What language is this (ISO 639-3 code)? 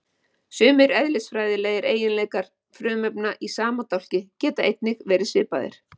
isl